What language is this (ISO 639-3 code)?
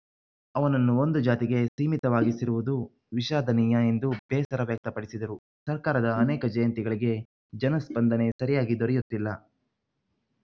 kan